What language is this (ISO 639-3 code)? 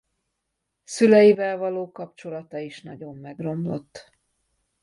hun